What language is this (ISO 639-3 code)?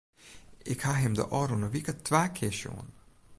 fry